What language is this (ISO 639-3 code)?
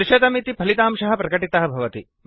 san